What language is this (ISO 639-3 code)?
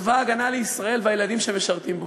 heb